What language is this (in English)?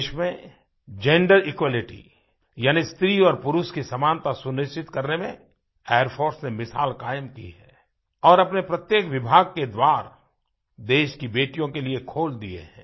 Hindi